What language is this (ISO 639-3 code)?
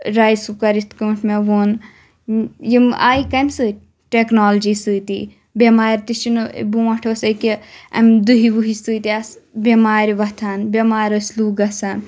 kas